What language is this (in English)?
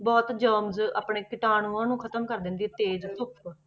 Punjabi